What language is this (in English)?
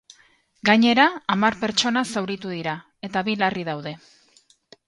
Basque